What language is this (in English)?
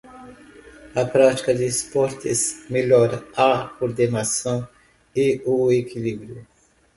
Portuguese